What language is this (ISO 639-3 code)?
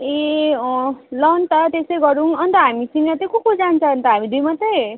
nep